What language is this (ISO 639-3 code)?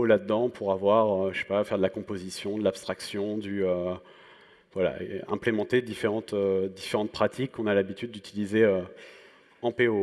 fra